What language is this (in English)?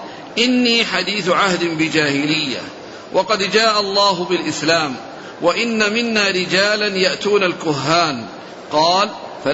Arabic